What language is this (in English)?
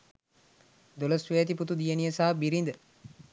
Sinhala